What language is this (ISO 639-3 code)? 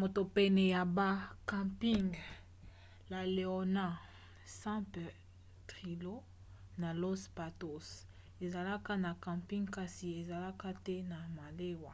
lin